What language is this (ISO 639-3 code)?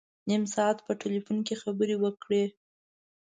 pus